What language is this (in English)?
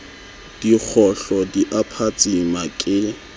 Southern Sotho